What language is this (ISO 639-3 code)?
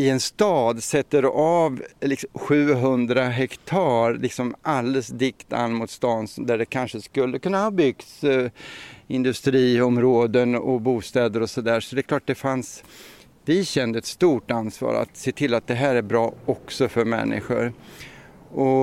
swe